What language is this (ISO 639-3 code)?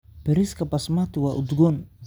som